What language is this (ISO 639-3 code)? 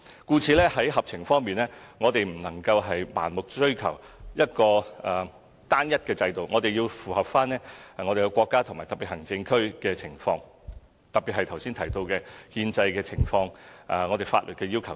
yue